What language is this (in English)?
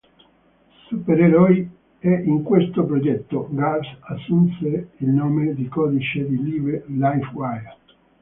Italian